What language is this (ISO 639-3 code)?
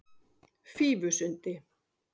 isl